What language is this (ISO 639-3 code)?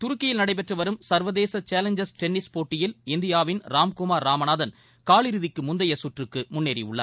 tam